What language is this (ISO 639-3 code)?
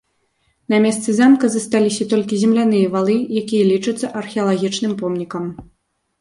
bel